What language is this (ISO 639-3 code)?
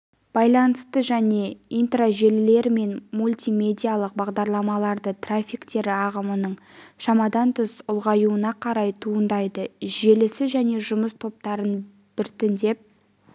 kaz